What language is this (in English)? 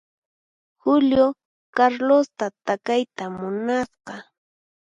Puno Quechua